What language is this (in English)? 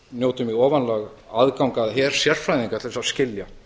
Icelandic